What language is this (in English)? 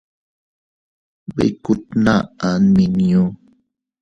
Teutila Cuicatec